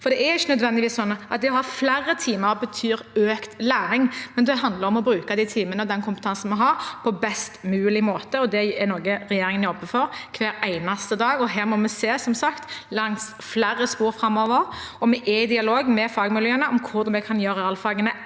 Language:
Norwegian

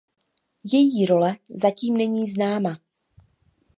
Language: Czech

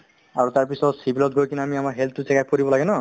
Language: Assamese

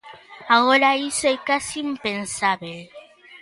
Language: Galician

